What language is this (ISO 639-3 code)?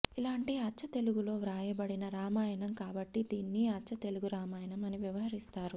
tel